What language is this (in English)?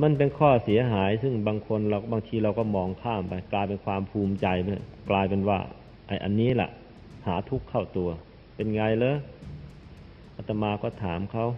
Thai